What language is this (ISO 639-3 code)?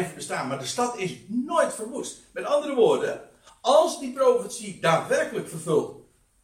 nld